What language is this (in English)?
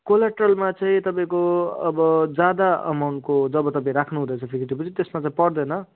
Nepali